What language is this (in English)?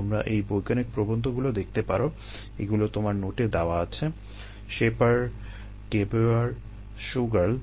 Bangla